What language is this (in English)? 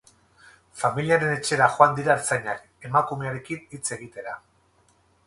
Basque